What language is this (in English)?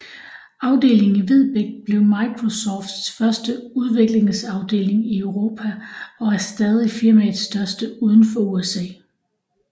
Danish